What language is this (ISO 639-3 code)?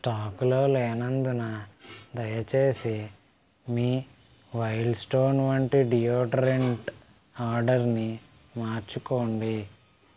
tel